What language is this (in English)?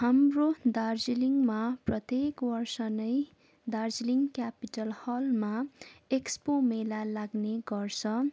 Nepali